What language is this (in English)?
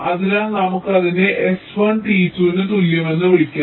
Malayalam